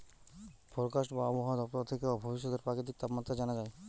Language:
Bangla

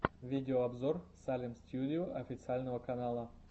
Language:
Russian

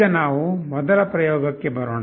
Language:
Kannada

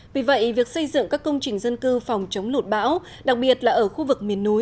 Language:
Vietnamese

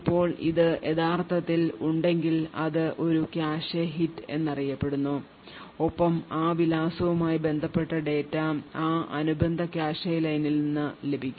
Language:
Malayalam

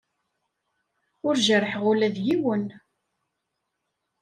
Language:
Kabyle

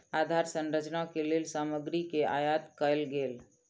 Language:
Maithili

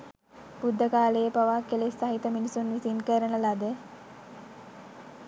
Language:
Sinhala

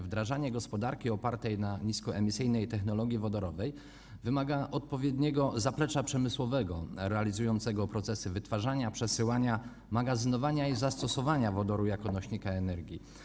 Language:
Polish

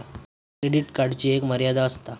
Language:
Marathi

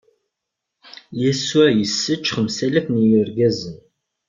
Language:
Kabyle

